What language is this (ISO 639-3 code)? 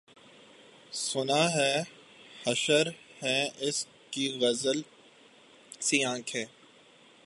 urd